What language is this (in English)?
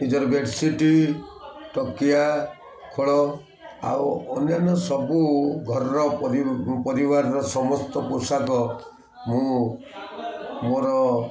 Odia